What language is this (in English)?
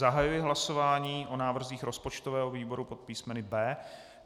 Czech